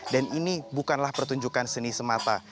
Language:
Indonesian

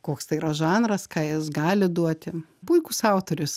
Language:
Lithuanian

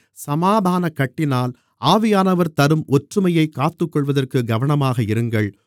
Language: Tamil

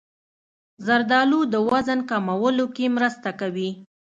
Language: Pashto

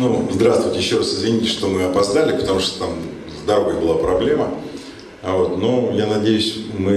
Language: Russian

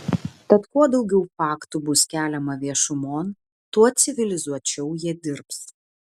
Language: Lithuanian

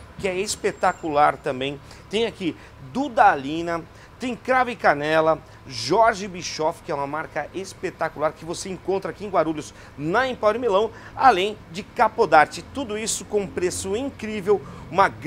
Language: Portuguese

